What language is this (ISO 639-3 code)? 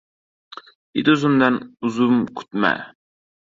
uzb